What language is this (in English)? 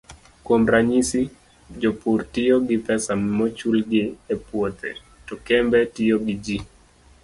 Luo (Kenya and Tanzania)